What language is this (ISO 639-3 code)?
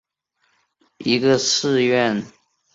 zho